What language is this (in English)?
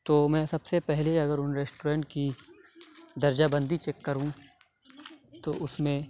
Urdu